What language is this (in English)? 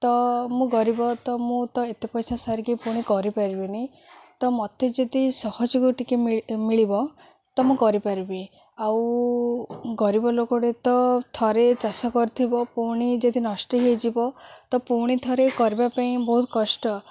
Odia